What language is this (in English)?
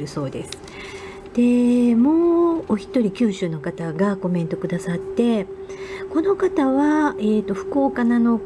Japanese